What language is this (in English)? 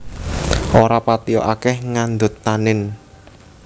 Javanese